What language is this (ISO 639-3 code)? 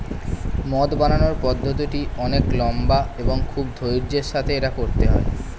ben